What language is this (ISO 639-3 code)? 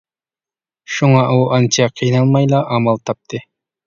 uig